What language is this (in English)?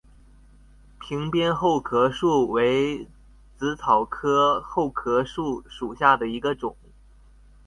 Chinese